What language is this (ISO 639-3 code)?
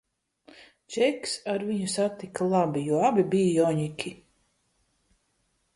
lav